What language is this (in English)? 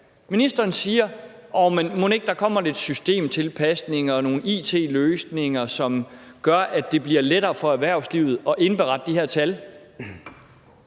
Danish